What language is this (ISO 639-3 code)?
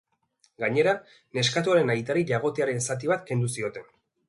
eus